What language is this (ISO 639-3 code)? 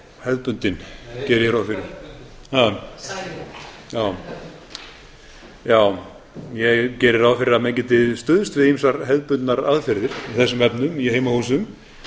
isl